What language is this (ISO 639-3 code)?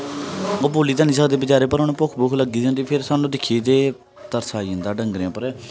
doi